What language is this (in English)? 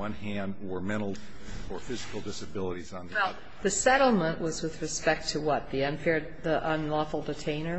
English